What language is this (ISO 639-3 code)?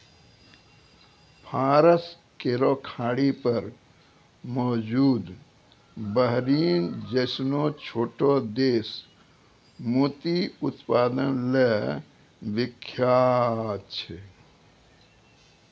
mai